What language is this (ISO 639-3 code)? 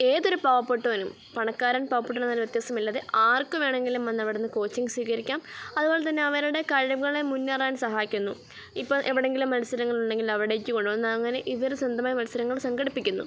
mal